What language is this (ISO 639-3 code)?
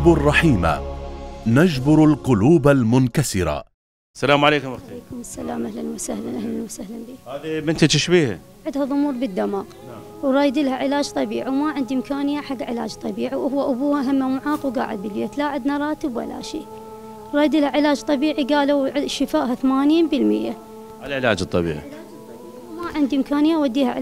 ara